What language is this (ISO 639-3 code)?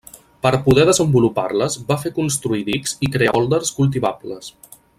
cat